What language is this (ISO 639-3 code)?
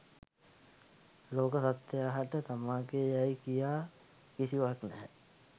sin